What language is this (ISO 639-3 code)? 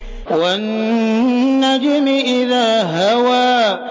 ara